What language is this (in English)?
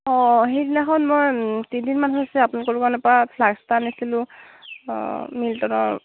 Assamese